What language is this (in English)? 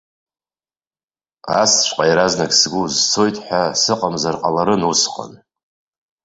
Abkhazian